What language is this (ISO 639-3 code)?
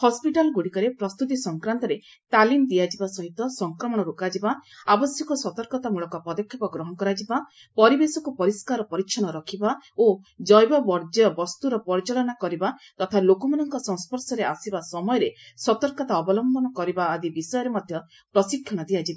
ori